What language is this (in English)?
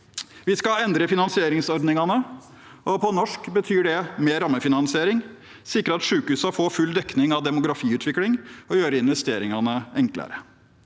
Norwegian